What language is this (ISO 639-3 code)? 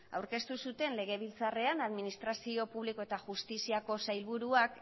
eus